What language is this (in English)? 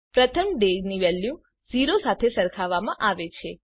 Gujarati